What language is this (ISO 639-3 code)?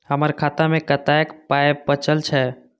mai